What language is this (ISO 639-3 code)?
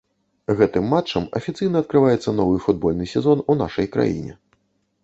bel